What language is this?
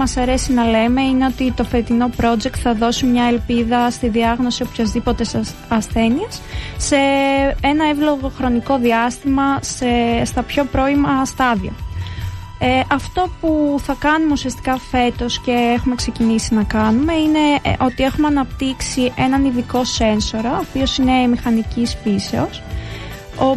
Greek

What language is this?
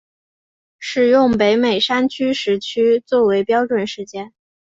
Chinese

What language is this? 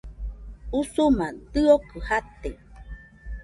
Nüpode Huitoto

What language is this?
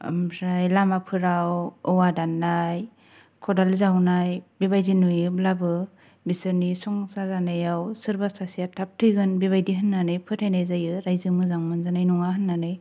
Bodo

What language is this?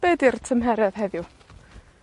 Welsh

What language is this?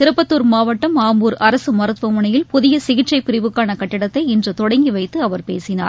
Tamil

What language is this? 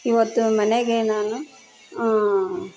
Kannada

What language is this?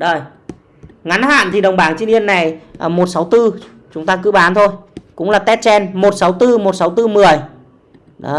Vietnamese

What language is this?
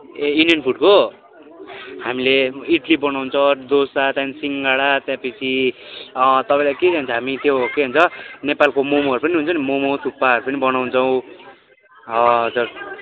Nepali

